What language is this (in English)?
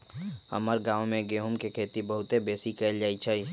Magahi